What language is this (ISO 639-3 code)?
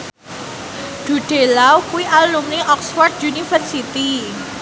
jav